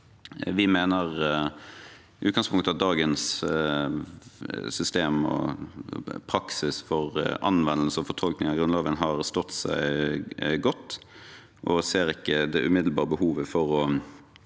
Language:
Norwegian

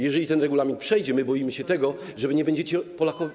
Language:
Polish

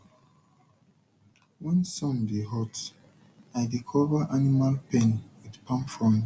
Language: Nigerian Pidgin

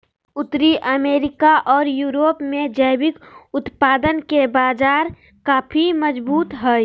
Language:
Magahi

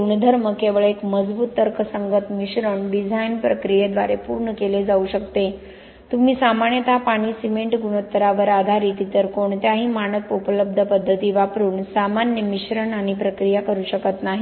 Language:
Marathi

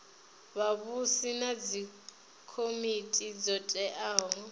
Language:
Venda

